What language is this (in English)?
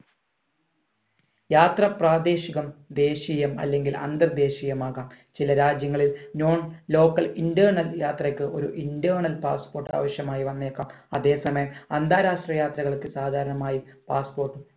Malayalam